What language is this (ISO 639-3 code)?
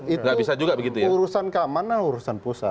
ind